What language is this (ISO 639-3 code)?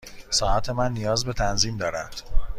fas